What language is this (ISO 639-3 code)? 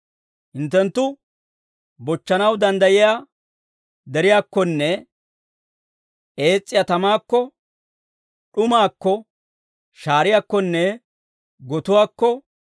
dwr